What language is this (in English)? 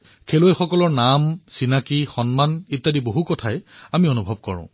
Assamese